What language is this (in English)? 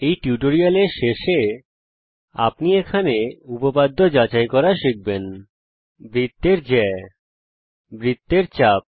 Bangla